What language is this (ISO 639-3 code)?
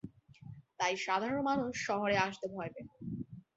ben